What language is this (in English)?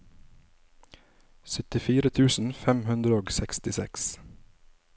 Norwegian